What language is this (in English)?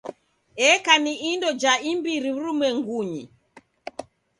Taita